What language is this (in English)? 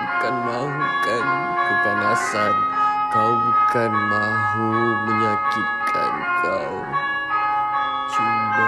Malay